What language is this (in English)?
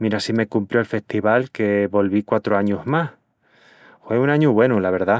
Extremaduran